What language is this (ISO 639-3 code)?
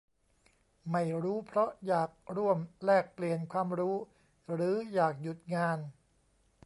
tha